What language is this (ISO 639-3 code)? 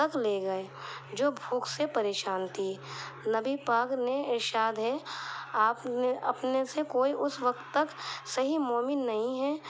urd